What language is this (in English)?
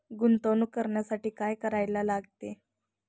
Marathi